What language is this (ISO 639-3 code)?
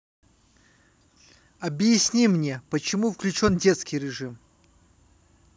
rus